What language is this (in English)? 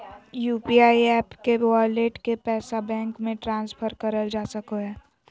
Magahi